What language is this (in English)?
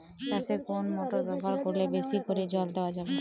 Bangla